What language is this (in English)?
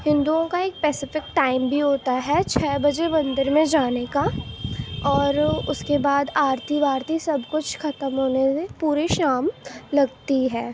Urdu